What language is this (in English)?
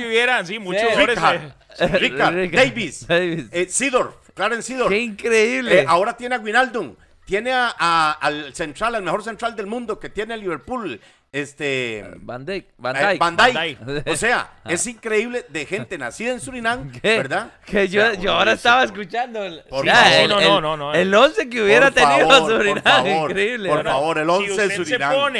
Spanish